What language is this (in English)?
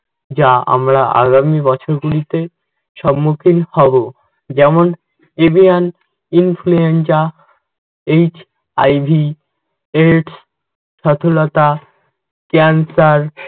Bangla